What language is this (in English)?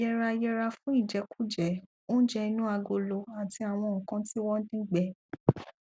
Yoruba